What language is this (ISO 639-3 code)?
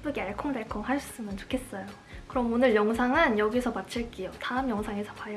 kor